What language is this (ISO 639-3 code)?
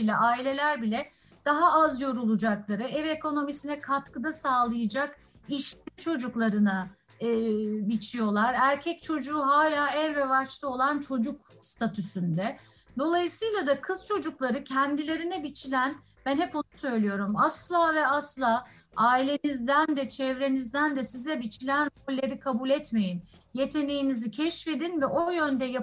tur